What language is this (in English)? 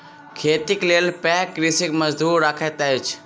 Maithili